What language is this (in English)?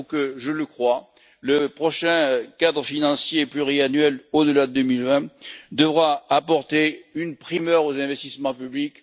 French